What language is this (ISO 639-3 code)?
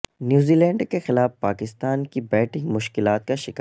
urd